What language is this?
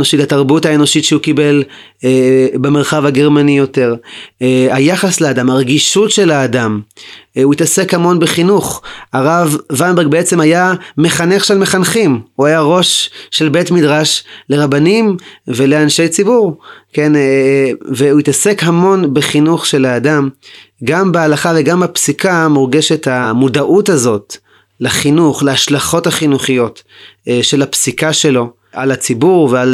Hebrew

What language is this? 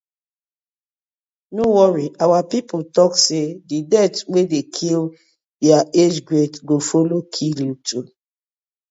Nigerian Pidgin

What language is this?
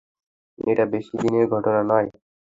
Bangla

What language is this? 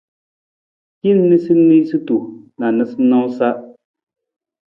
Nawdm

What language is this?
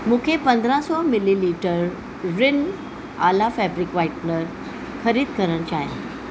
Sindhi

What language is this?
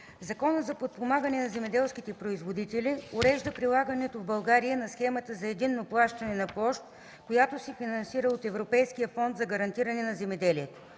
Bulgarian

